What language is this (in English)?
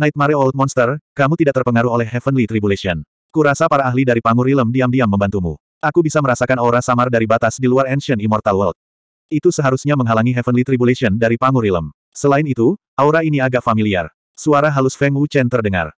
Indonesian